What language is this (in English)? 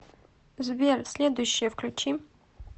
Russian